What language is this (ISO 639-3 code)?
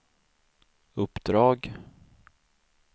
swe